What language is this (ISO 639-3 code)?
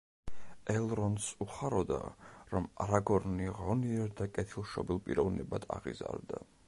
kat